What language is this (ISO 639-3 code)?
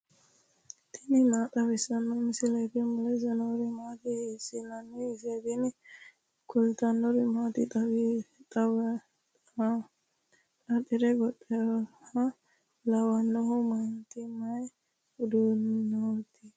sid